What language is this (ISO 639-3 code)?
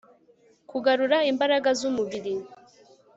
kin